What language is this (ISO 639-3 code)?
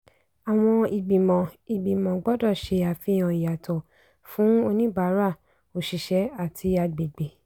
yor